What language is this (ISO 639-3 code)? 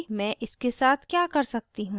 hin